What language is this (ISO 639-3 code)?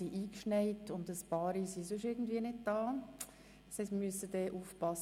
gsw